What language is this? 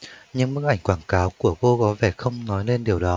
Vietnamese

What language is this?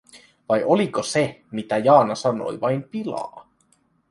Finnish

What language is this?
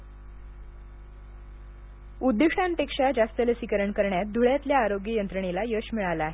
Marathi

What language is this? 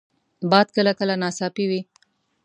Pashto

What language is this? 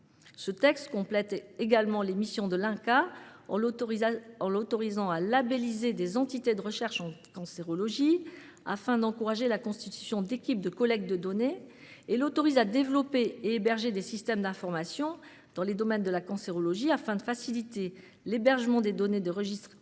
French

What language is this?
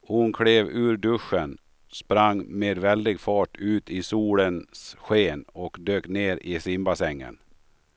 Swedish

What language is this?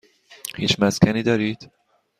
Persian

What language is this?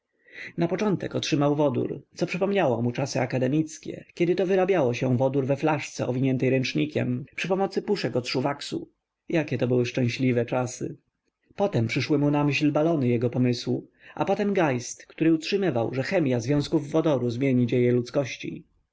Polish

